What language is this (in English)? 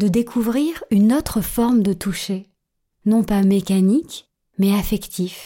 French